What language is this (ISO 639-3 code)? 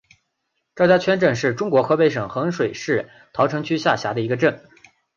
zho